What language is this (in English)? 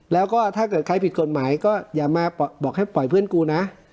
Thai